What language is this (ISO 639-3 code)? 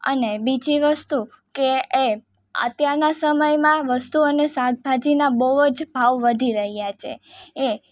guj